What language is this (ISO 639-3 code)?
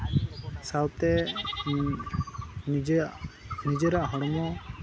sat